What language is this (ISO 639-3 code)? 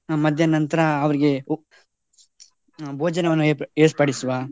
kan